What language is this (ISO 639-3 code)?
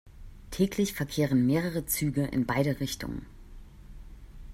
deu